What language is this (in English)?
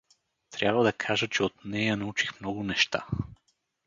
Bulgarian